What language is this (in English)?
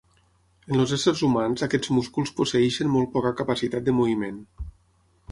Catalan